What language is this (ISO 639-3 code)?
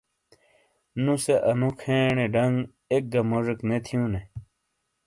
scl